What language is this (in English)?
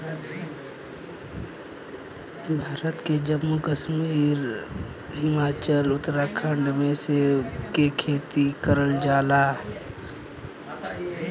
Bhojpuri